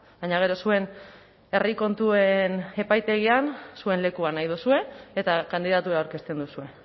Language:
Basque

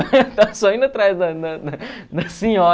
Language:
Portuguese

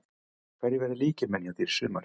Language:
Icelandic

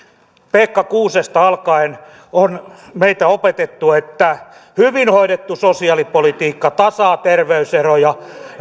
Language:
Finnish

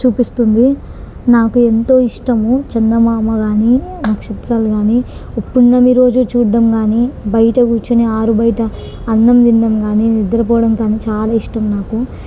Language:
Telugu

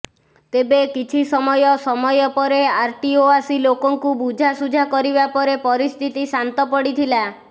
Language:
Odia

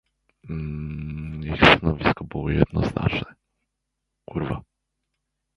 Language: Polish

